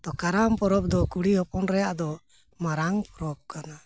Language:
Santali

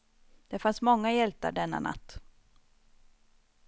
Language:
Swedish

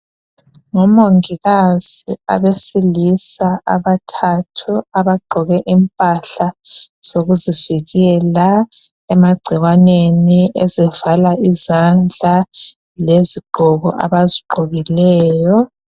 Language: North Ndebele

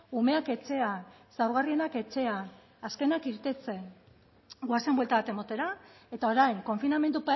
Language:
Basque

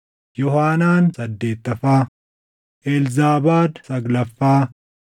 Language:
Oromo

